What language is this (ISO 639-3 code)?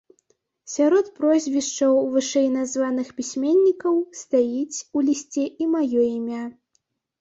bel